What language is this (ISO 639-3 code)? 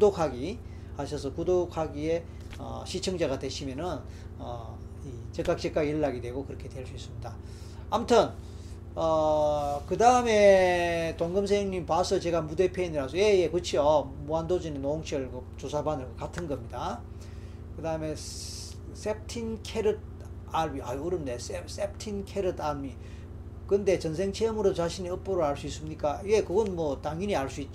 kor